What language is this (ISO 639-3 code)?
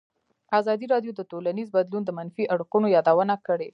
pus